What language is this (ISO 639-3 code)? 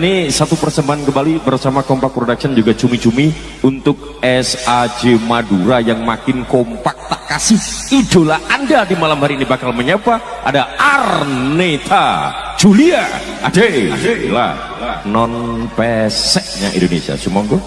ind